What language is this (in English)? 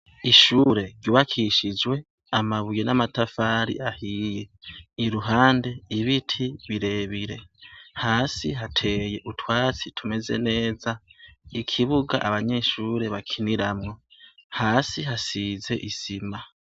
Rundi